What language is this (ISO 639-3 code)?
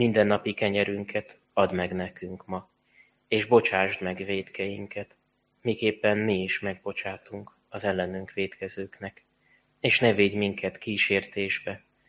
hun